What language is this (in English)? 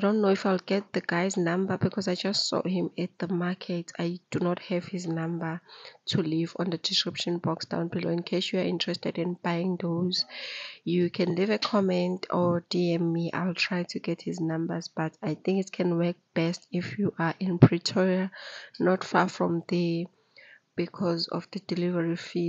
English